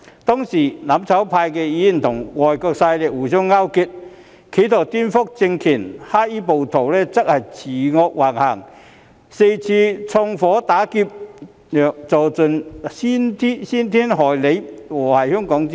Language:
Cantonese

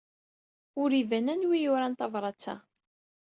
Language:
Kabyle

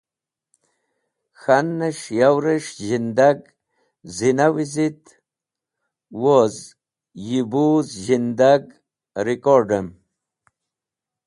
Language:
Wakhi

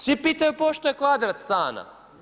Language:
Croatian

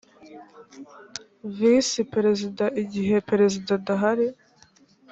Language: Kinyarwanda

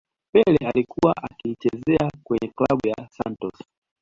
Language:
Swahili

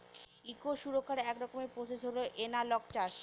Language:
Bangla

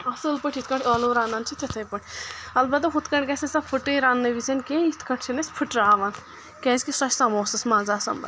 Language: Kashmiri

